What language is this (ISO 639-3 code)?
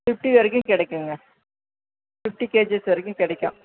tam